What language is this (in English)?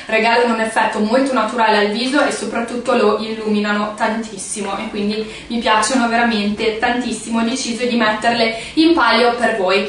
Italian